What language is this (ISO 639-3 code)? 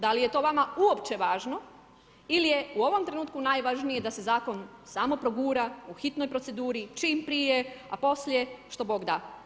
hrv